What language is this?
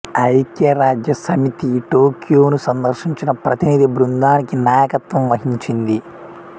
Telugu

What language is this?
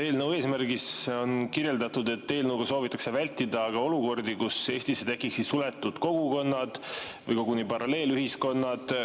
Estonian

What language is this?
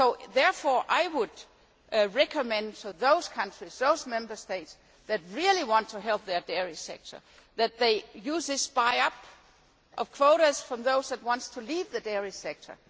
English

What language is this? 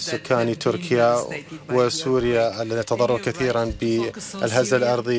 Arabic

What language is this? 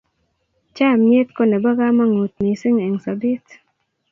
Kalenjin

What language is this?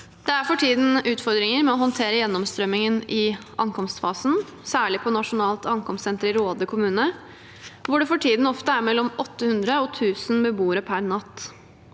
Norwegian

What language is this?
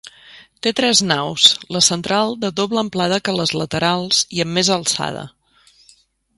Catalan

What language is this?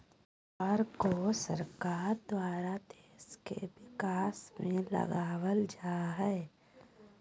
Magahi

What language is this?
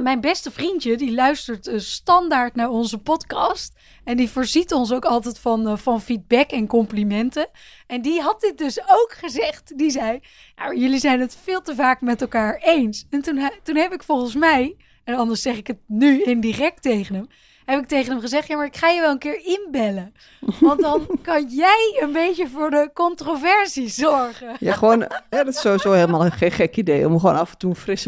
Dutch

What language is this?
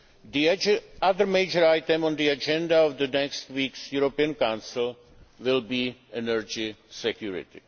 English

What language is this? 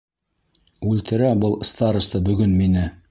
Bashkir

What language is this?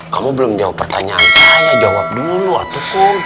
Indonesian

